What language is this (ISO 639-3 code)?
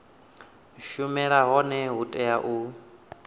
ven